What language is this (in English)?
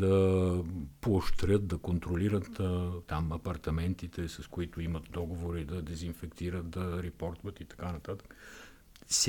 Bulgarian